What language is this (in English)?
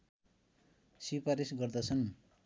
Nepali